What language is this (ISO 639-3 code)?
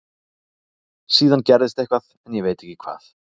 isl